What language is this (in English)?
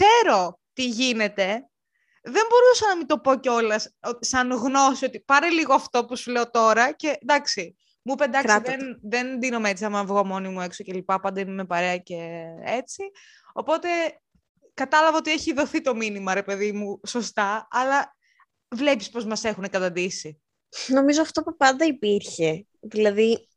Greek